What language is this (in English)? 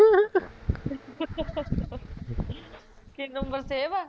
Punjabi